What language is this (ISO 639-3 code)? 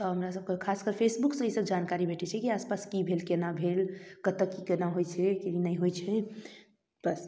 mai